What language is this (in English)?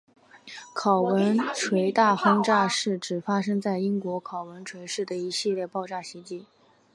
Chinese